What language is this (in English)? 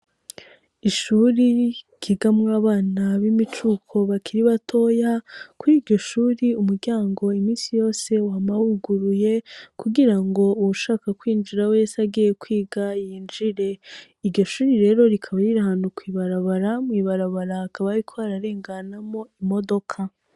Rundi